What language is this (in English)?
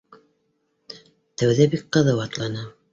Bashkir